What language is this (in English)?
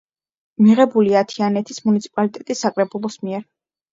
Georgian